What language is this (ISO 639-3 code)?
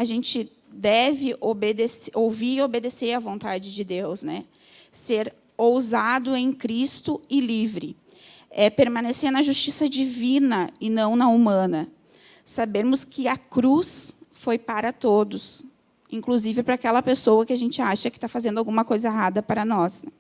por